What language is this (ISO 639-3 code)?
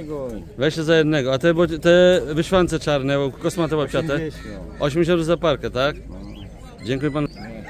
pol